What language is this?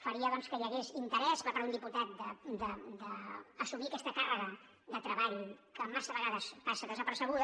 Catalan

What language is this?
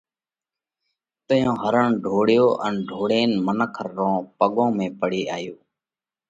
Parkari Koli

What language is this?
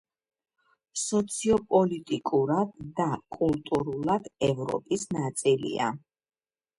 Georgian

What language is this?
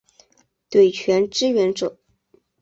Chinese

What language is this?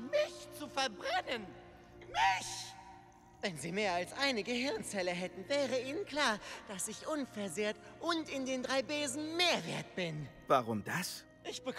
German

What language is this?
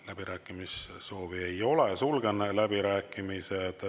Estonian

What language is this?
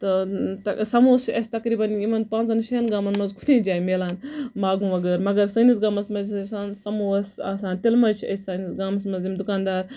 Kashmiri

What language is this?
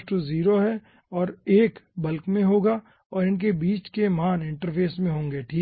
Hindi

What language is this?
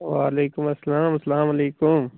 Kashmiri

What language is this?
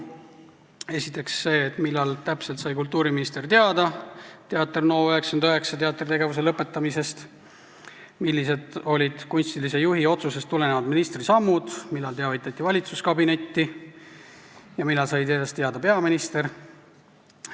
Estonian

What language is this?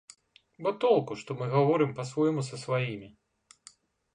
Belarusian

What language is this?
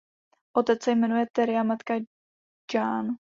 Czech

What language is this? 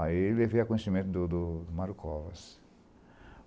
Portuguese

